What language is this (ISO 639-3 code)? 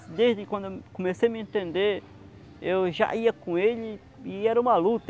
por